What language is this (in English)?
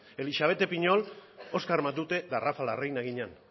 Basque